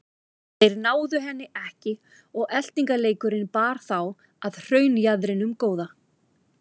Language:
Icelandic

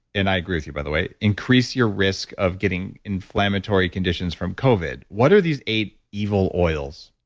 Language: English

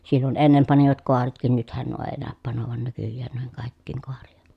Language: Finnish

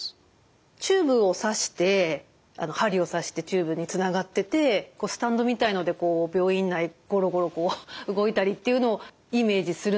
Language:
Japanese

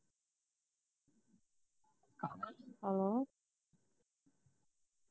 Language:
Punjabi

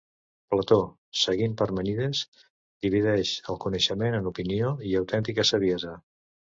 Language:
Catalan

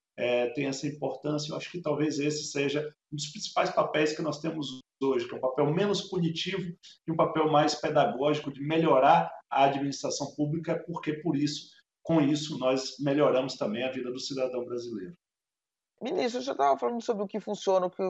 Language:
Portuguese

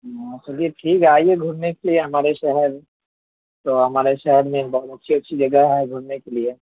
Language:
Urdu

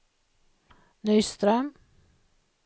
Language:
Swedish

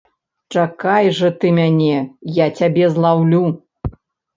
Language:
Belarusian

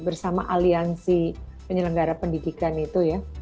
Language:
Indonesian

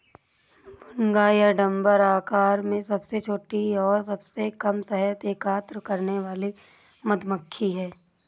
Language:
Hindi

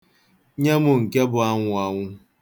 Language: Igbo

